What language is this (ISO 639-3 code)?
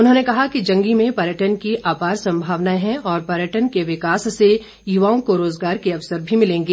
hin